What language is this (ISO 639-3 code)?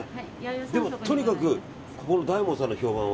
jpn